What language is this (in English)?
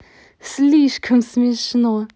Russian